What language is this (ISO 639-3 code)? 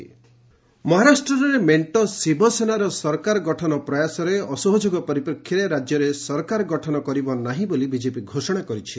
ori